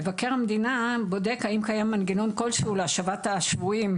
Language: Hebrew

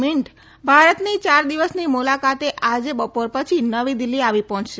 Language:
Gujarati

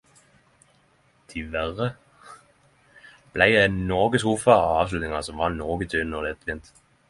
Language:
Norwegian Nynorsk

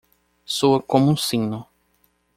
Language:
Portuguese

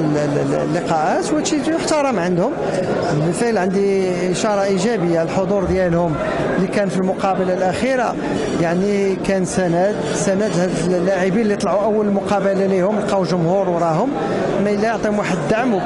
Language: Arabic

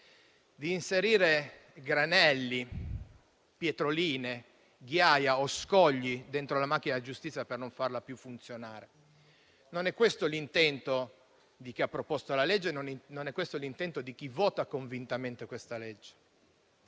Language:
Italian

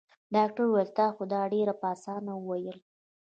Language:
Pashto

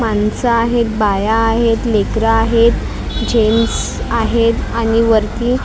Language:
Marathi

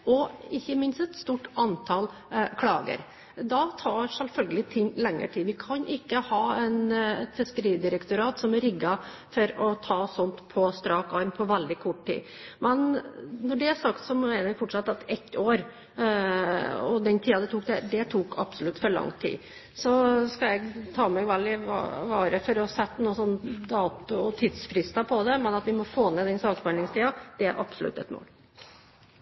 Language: Norwegian Bokmål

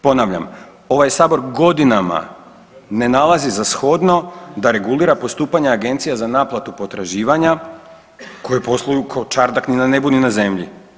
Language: Croatian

